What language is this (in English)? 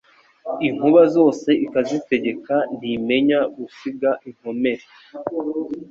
Kinyarwanda